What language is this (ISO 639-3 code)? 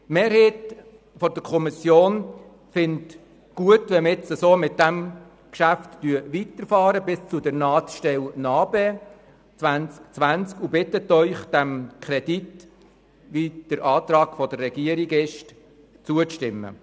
gsw